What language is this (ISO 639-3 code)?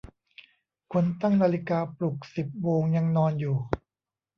tha